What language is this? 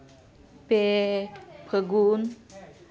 Santali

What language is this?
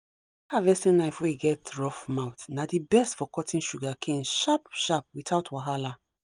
Nigerian Pidgin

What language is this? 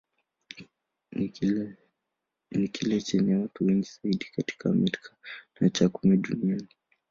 Swahili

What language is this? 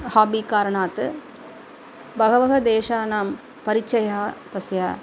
Sanskrit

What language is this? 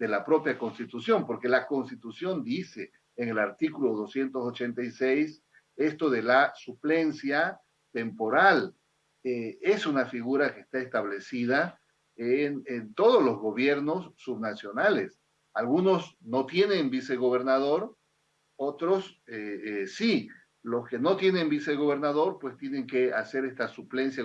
Spanish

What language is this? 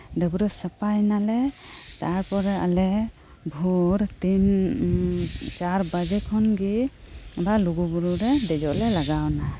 Santali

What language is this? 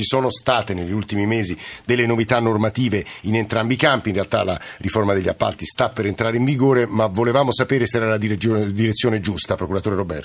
Italian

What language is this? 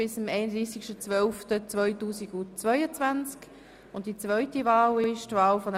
Swiss German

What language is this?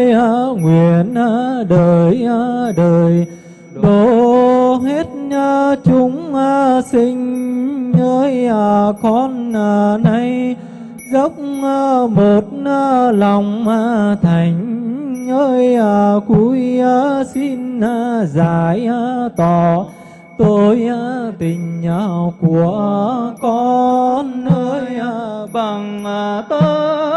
Vietnamese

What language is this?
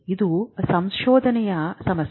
Kannada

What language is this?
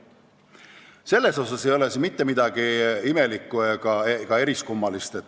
Estonian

